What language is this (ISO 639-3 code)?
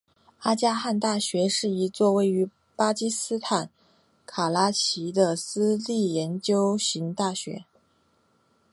zho